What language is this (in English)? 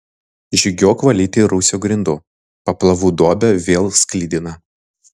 Lithuanian